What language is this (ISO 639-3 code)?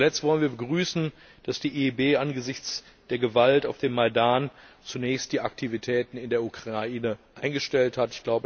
deu